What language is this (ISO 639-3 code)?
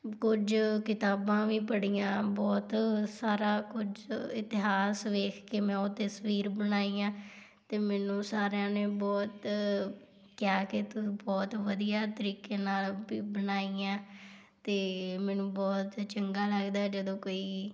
pan